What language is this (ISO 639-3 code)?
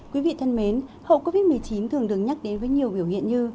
vie